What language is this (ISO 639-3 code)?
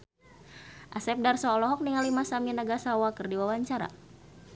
sun